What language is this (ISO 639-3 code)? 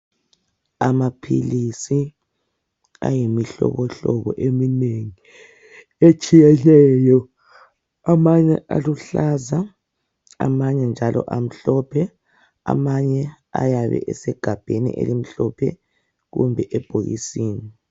nde